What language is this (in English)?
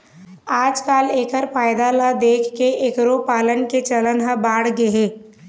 Chhattisgarhi